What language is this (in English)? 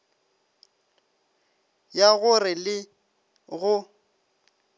Northern Sotho